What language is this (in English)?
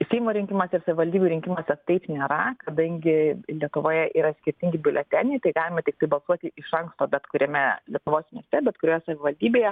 Lithuanian